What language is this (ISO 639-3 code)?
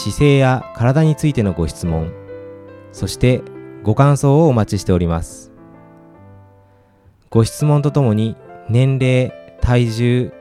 jpn